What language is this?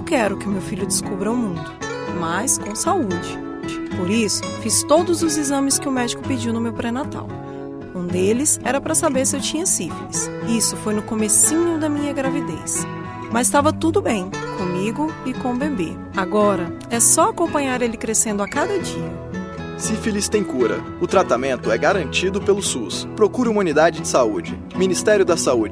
Portuguese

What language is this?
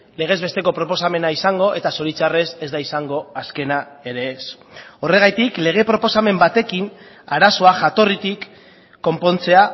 Basque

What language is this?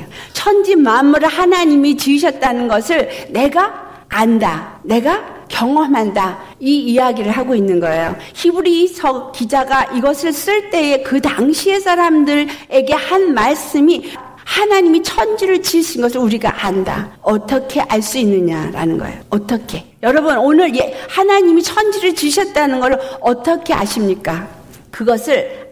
Korean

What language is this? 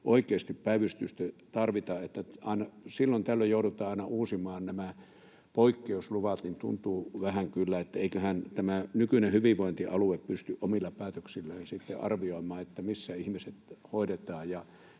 Finnish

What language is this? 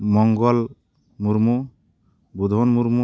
Santali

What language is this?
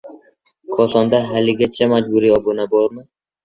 Uzbek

